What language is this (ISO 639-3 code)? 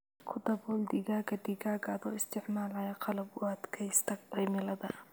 som